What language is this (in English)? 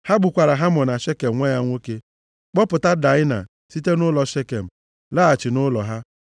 Igbo